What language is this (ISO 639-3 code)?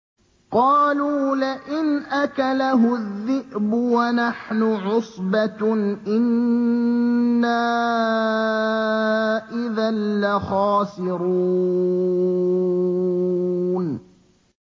ara